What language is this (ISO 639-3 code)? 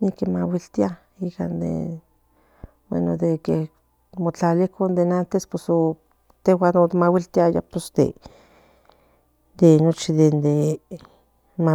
nhn